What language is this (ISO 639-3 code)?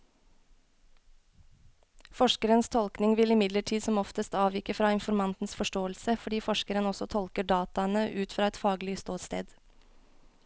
nor